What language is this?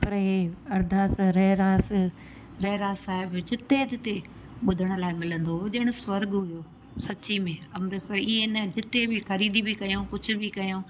Sindhi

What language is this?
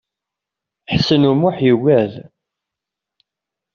Kabyle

